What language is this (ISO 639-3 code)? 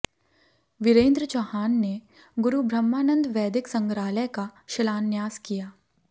hin